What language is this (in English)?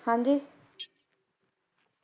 Punjabi